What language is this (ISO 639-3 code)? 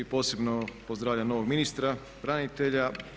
hrv